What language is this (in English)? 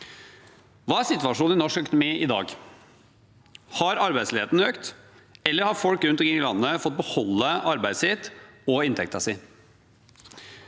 Norwegian